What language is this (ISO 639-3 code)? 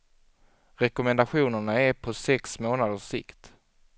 swe